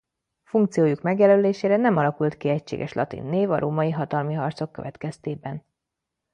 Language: Hungarian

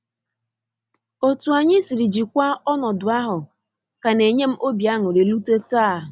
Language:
Igbo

